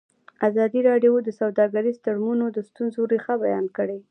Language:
Pashto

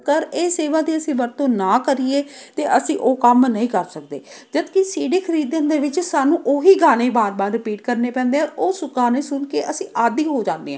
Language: Punjabi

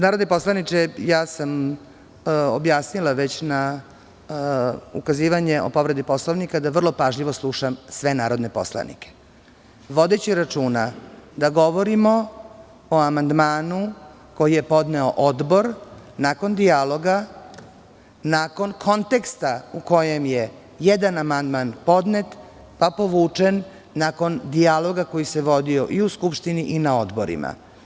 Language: Serbian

